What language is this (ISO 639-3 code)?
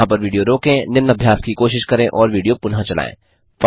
hin